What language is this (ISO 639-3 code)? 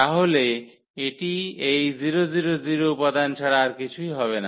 ben